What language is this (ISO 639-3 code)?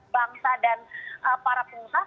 ind